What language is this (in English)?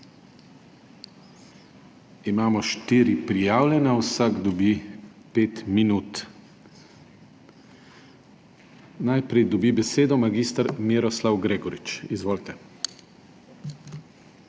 Slovenian